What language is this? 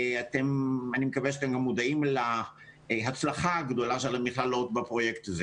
Hebrew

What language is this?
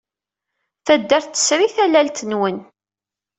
Kabyle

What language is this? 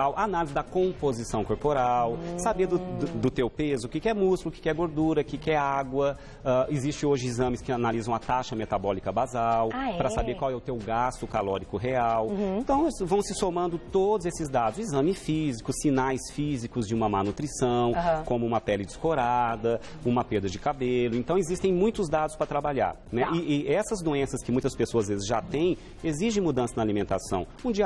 Portuguese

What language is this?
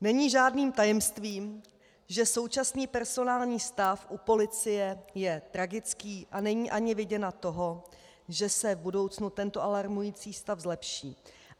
Czech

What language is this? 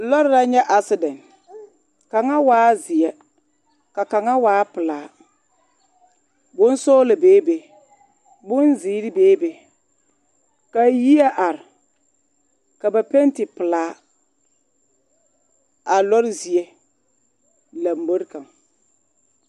Southern Dagaare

